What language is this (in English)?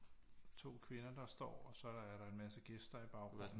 Danish